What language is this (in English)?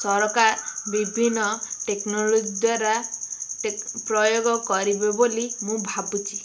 Odia